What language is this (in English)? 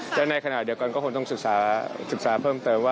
Thai